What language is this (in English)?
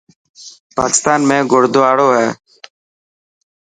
Dhatki